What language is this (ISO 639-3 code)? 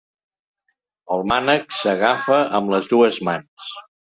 cat